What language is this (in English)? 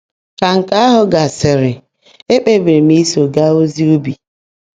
Igbo